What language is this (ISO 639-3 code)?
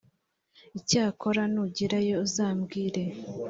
kin